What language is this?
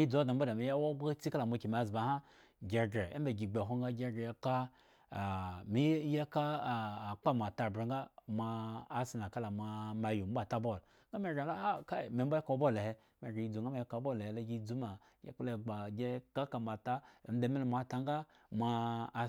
Eggon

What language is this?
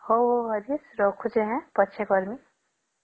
Odia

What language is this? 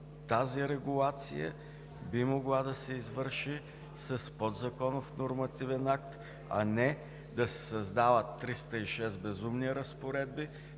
Bulgarian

